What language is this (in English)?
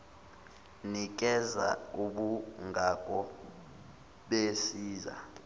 Zulu